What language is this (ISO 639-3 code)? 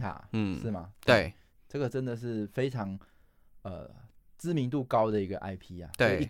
zho